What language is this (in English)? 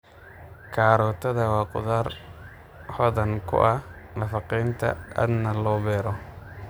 Somali